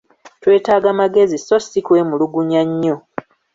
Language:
Ganda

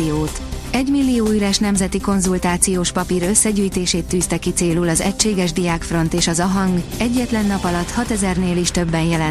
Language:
Hungarian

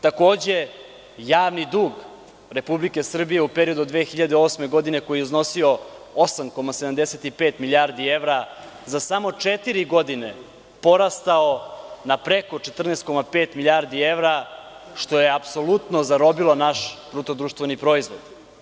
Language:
Serbian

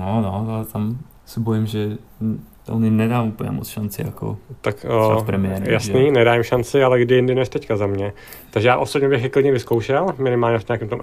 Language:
Czech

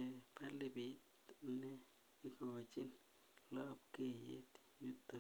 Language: Kalenjin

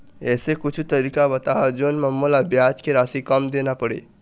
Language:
Chhattisgarhi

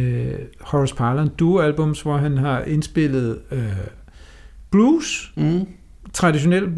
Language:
Danish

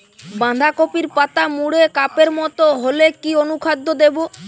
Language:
Bangla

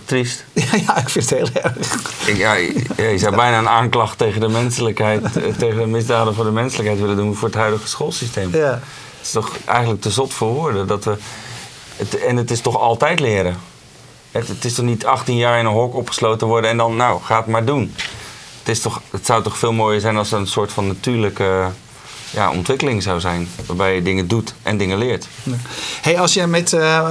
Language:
Dutch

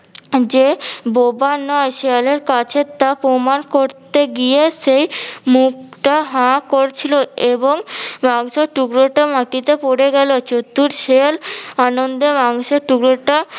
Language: Bangla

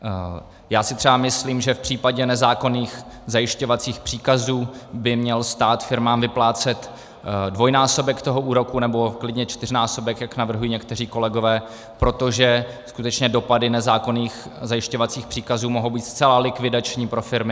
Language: Czech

